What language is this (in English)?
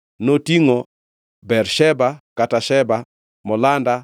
Luo (Kenya and Tanzania)